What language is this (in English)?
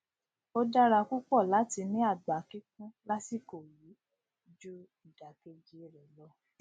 Yoruba